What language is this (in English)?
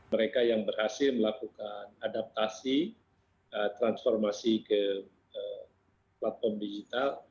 Indonesian